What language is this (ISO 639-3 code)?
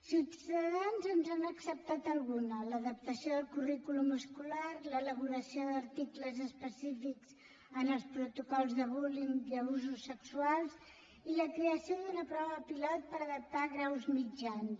cat